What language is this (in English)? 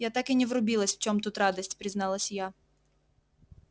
Russian